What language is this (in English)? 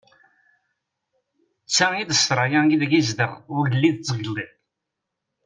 Kabyle